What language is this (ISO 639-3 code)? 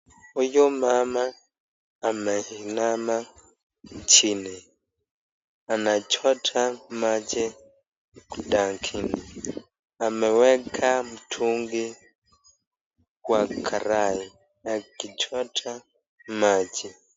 swa